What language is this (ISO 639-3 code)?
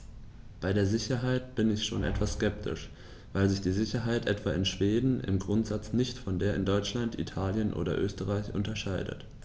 deu